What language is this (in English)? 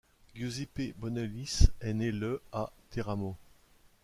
French